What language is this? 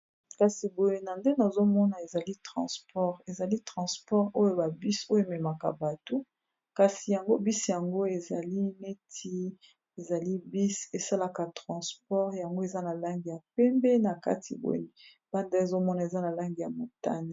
Lingala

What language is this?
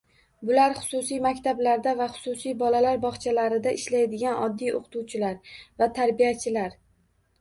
Uzbek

